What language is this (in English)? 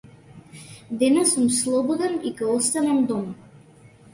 Macedonian